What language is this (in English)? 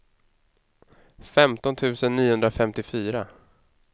Swedish